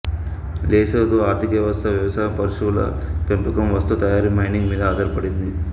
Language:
Telugu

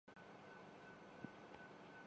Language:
Urdu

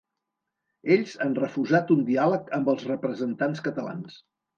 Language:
Catalan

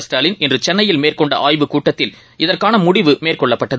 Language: Tamil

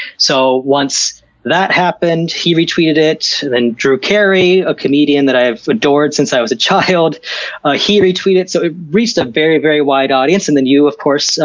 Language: English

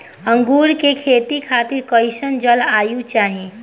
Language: Bhojpuri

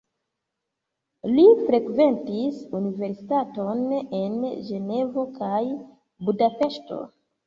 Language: Esperanto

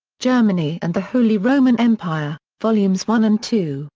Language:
English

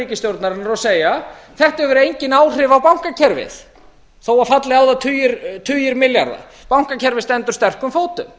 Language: Icelandic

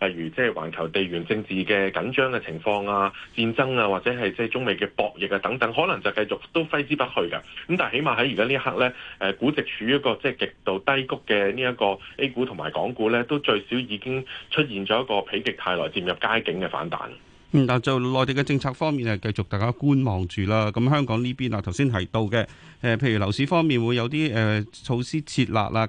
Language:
Chinese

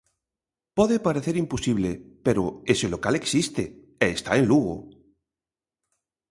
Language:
Galician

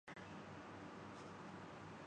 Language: Urdu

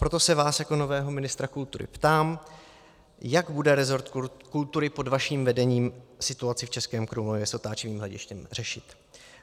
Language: Czech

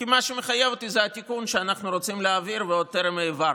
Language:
Hebrew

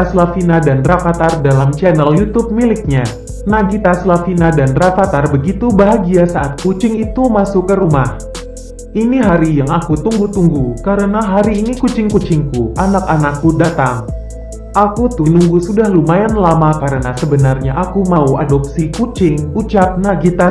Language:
Indonesian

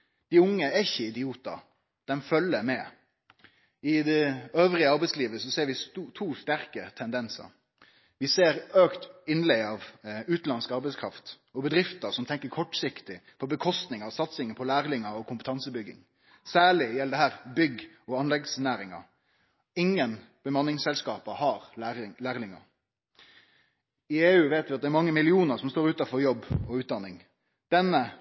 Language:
Norwegian Nynorsk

